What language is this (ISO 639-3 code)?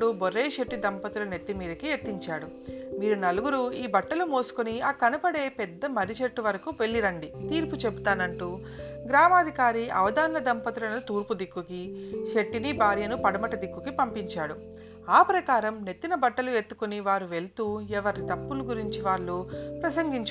tel